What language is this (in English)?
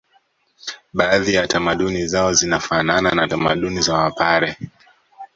Swahili